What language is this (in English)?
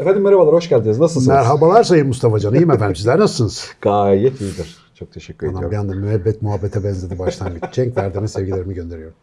Turkish